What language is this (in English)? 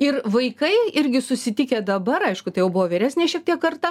Lithuanian